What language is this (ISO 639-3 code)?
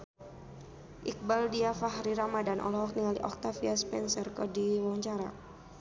sun